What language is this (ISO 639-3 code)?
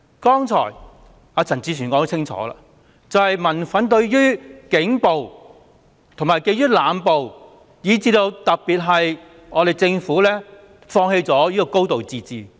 yue